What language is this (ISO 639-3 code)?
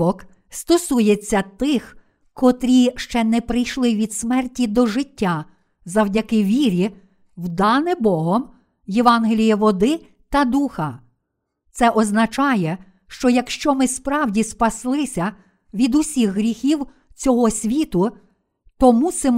ukr